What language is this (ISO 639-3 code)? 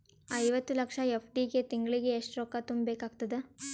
kan